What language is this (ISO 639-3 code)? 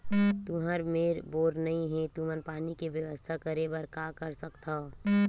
hne